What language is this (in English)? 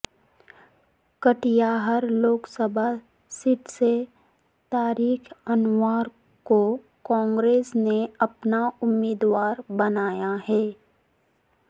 Urdu